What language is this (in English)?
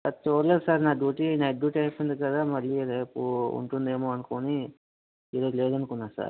Telugu